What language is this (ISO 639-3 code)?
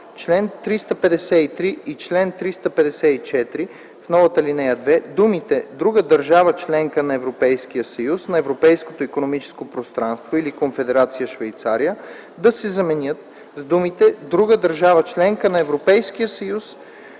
bul